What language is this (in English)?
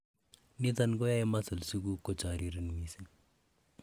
Kalenjin